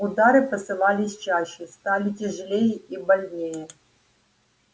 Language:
Russian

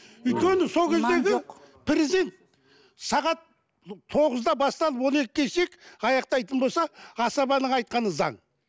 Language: Kazakh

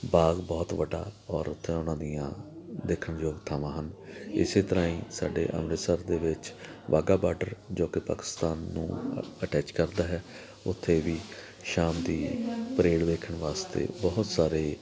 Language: Punjabi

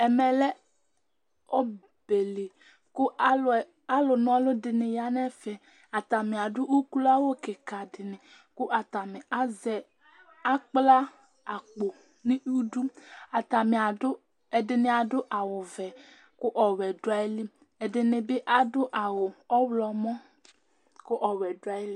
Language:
Ikposo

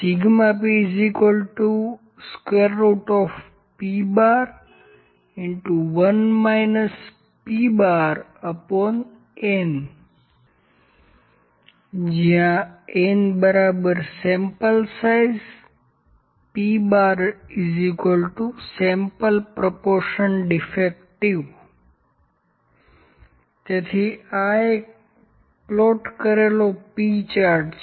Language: Gujarati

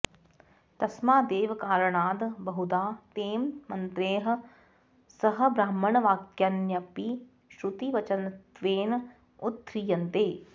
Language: Sanskrit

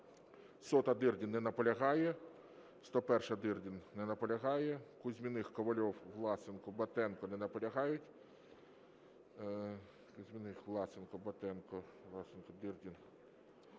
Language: Ukrainian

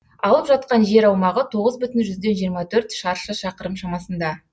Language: Kazakh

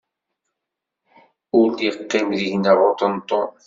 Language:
Kabyle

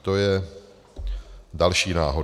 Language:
Czech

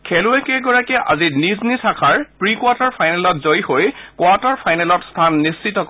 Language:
Assamese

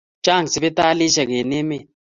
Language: Kalenjin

